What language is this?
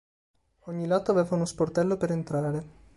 Italian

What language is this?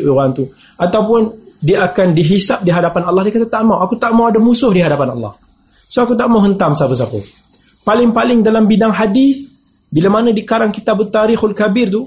Malay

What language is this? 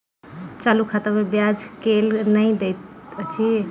Maithili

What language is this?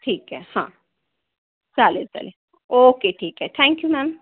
Marathi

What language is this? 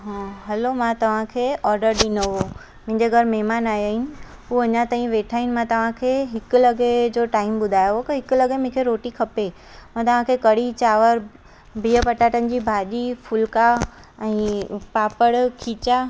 Sindhi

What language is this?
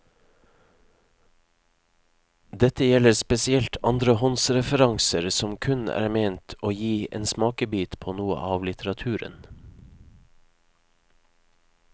Norwegian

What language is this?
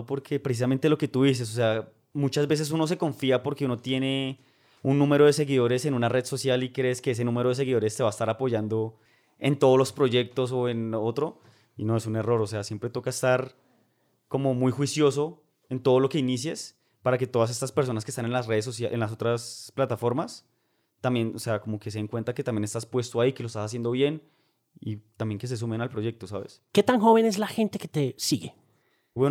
Spanish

